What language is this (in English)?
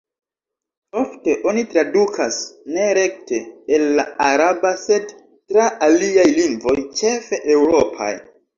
Esperanto